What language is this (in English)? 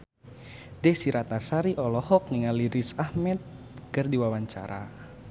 Sundanese